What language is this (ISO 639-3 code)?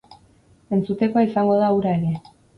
eus